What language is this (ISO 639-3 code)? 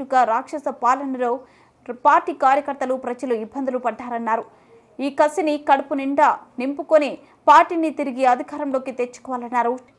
tel